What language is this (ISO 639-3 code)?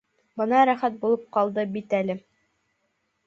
bak